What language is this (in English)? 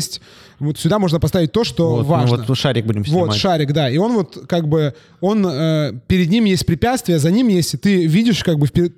Russian